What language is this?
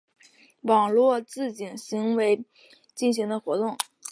Chinese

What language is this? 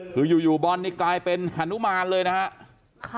Thai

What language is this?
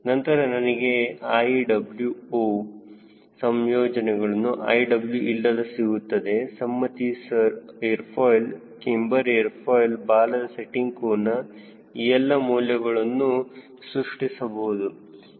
Kannada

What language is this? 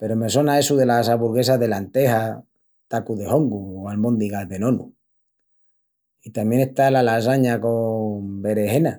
Extremaduran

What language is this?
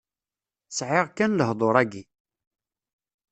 Kabyle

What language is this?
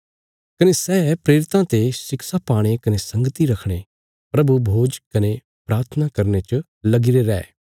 Bilaspuri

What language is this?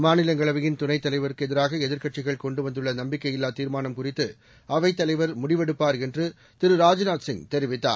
Tamil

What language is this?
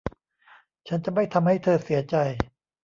Thai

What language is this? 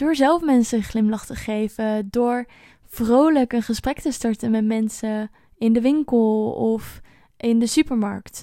Dutch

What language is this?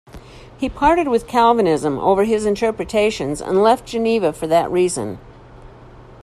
English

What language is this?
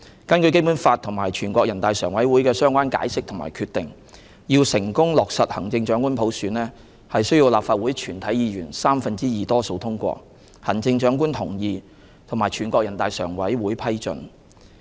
Cantonese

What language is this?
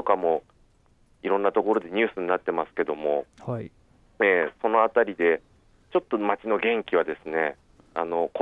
Japanese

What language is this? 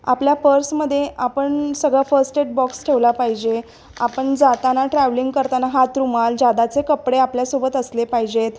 Marathi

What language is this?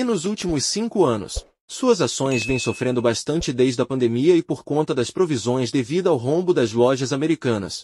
Portuguese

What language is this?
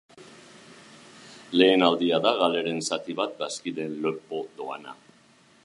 Basque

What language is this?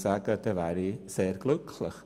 Swiss German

